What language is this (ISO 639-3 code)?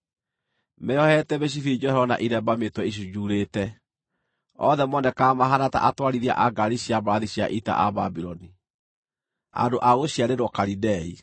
kik